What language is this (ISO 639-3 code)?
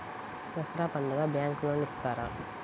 tel